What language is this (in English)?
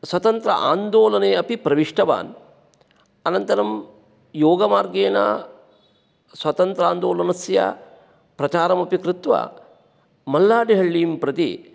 Sanskrit